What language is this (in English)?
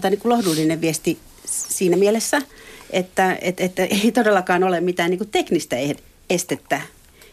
Finnish